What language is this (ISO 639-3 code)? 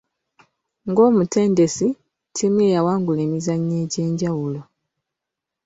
lug